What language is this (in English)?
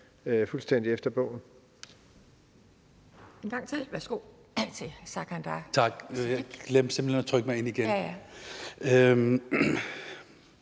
Danish